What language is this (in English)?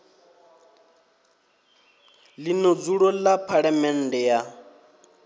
Venda